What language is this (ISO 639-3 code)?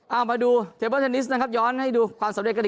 tha